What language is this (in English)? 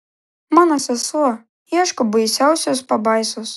Lithuanian